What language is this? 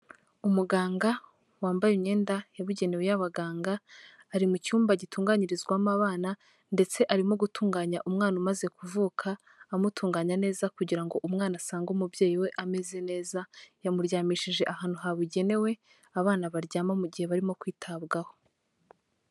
Kinyarwanda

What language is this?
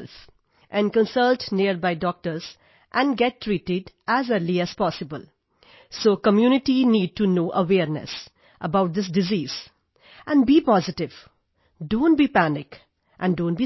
Punjabi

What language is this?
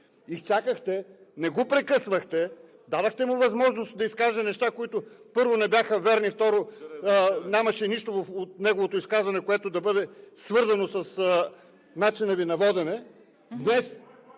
Bulgarian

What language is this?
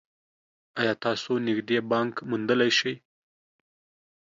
Pashto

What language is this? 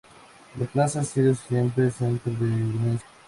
Spanish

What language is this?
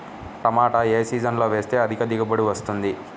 Telugu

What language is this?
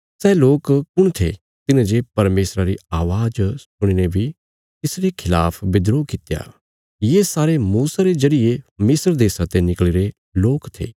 Bilaspuri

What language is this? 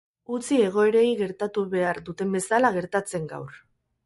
Basque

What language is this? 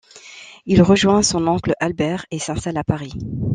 French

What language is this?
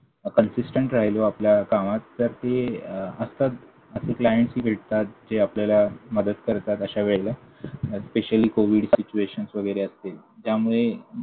Marathi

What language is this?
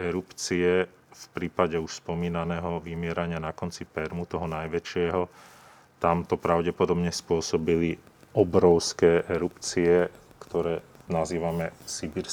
Slovak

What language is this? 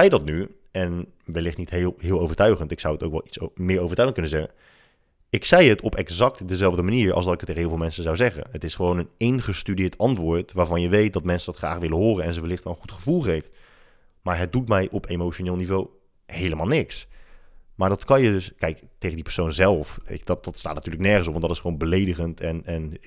Dutch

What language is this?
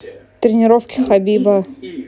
Russian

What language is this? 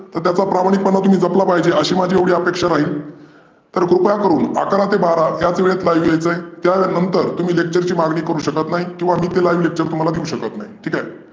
Marathi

